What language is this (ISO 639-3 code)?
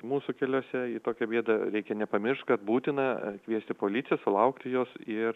lit